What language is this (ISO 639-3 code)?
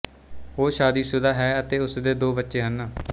pan